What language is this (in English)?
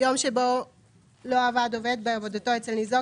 Hebrew